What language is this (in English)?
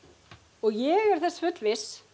Icelandic